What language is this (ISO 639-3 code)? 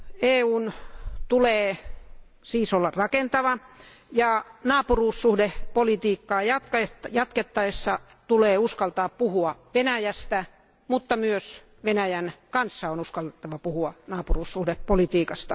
fin